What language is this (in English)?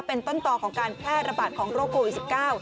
Thai